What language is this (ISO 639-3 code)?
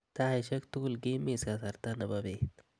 kln